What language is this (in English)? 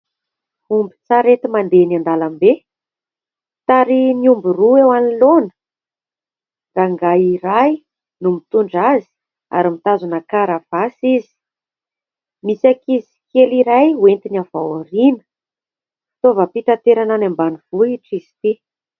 Malagasy